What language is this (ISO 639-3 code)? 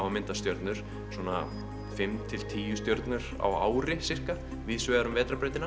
isl